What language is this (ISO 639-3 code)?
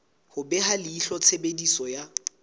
sot